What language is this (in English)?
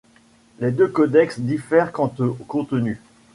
French